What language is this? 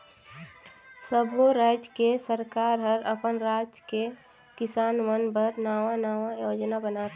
Chhattisgarhi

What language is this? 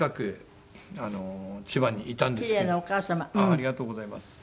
Japanese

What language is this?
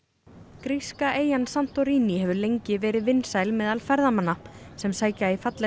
Icelandic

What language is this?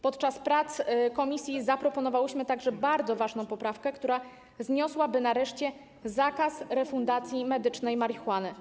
Polish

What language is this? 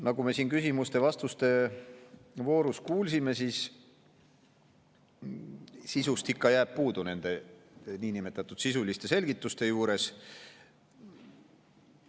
Estonian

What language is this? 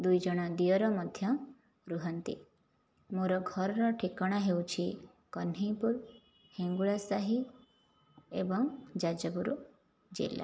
Odia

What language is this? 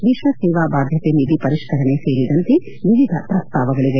Kannada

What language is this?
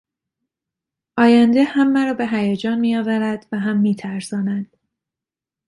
Persian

